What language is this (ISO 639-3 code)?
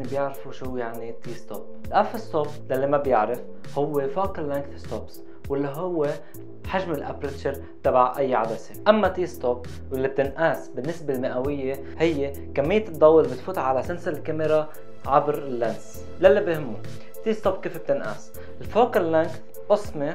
ara